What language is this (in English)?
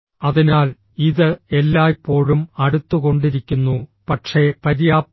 Malayalam